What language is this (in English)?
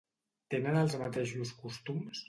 Catalan